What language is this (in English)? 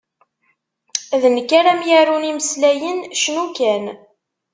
Kabyle